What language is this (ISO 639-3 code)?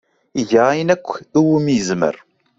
kab